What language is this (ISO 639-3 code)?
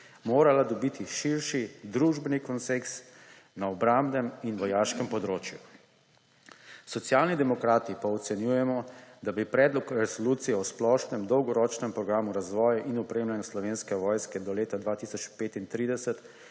slv